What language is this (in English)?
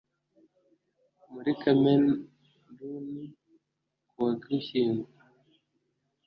Kinyarwanda